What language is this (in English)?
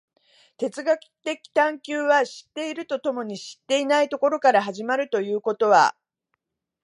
Japanese